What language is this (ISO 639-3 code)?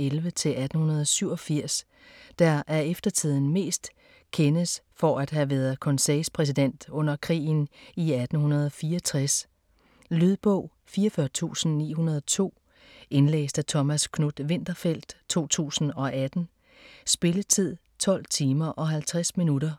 dan